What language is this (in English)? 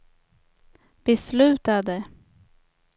Swedish